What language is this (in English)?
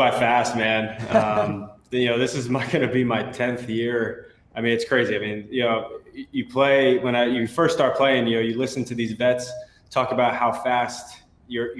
English